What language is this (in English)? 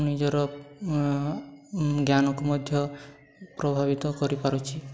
Odia